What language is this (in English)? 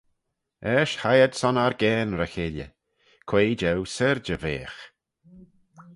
Manx